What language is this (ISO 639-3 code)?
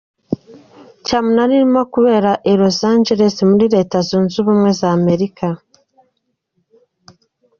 kin